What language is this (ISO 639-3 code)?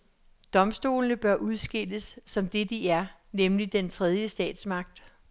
dan